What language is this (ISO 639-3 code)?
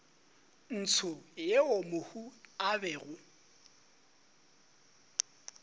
nso